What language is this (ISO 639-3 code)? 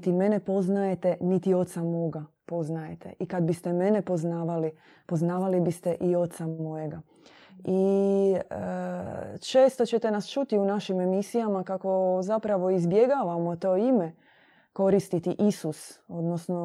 hrv